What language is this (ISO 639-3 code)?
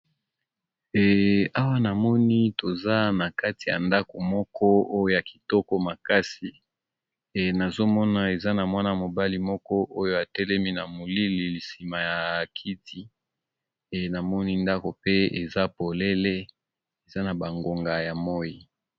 lin